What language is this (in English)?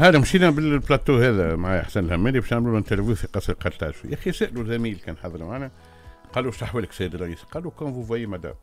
Arabic